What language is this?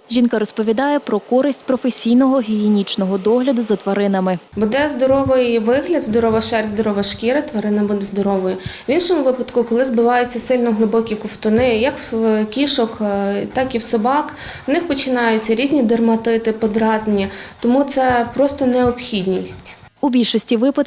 Ukrainian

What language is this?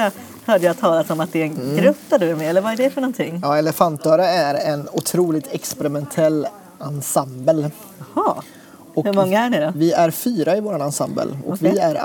Swedish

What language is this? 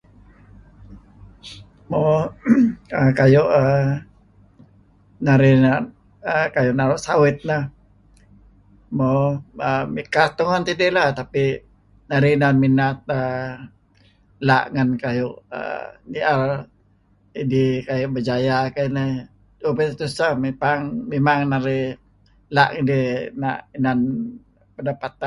Kelabit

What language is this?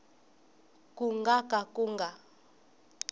Tsonga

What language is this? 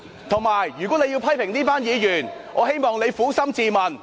Cantonese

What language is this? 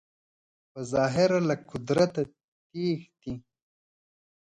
Pashto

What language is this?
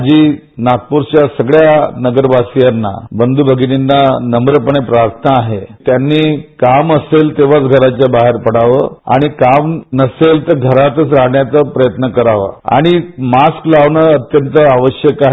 Marathi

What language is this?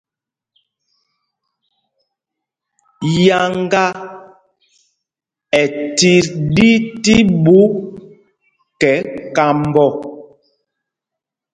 Mpumpong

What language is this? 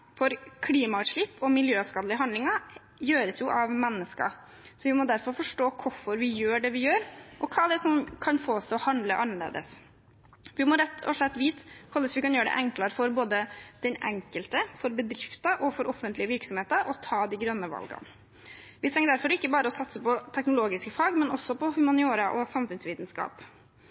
Norwegian Bokmål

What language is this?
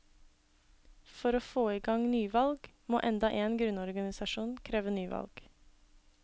Norwegian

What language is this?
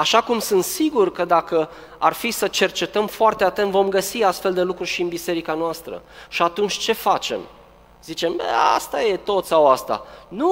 Romanian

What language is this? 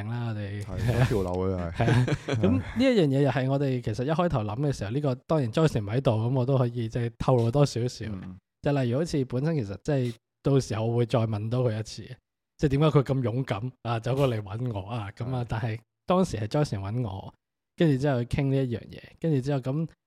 Chinese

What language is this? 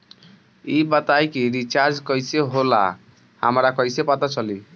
Bhojpuri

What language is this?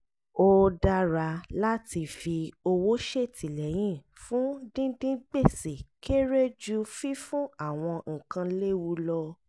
Yoruba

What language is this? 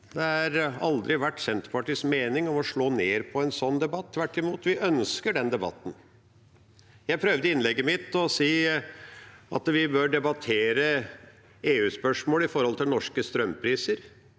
Norwegian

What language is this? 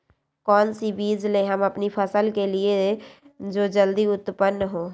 Magahi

